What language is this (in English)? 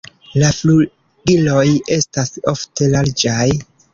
Esperanto